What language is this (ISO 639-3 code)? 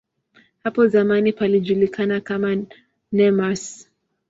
swa